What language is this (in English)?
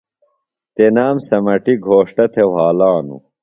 Phalura